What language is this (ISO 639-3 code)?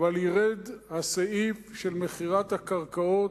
heb